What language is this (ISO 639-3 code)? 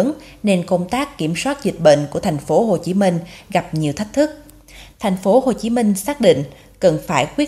vie